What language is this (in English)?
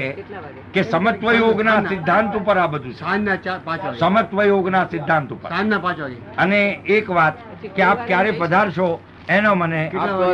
Gujarati